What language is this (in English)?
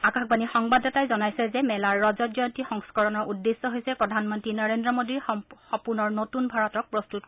Assamese